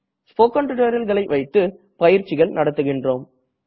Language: Tamil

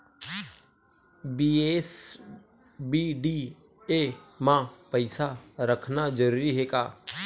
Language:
Chhattisgarhi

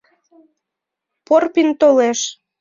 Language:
Mari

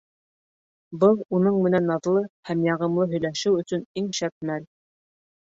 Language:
Bashkir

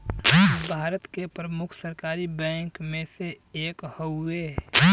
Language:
Bhojpuri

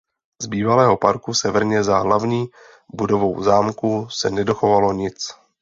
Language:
Czech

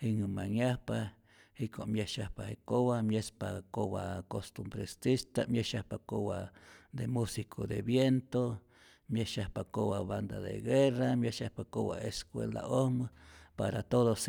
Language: Rayón Zoque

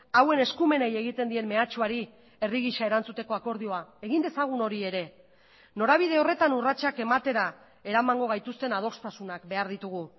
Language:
Basque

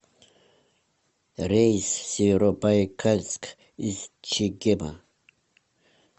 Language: Russian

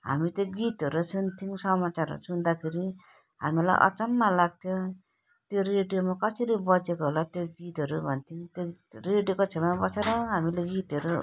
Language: Nepali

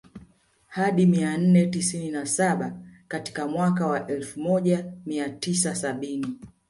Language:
Swahili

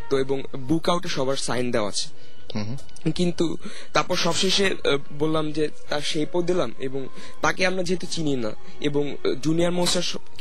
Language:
Bangla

